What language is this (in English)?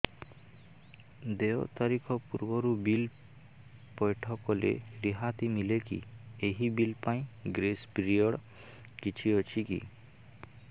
Odia